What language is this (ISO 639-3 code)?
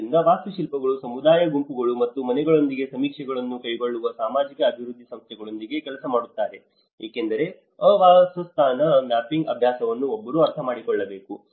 kan